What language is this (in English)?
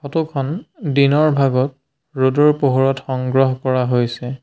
Assamese